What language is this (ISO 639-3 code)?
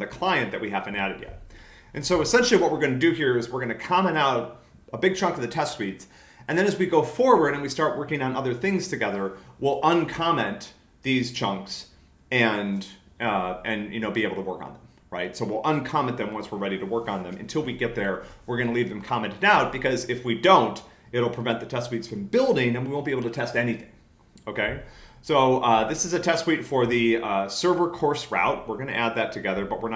eng